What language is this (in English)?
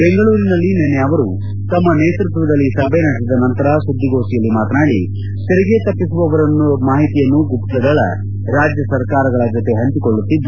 Kannada